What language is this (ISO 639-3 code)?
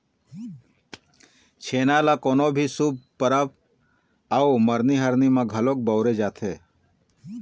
hne